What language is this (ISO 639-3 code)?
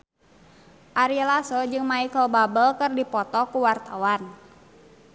sun